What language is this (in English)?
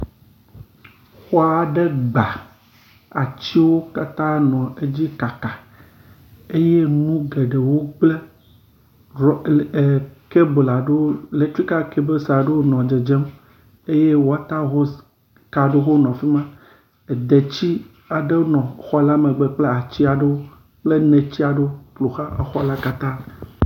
Ewe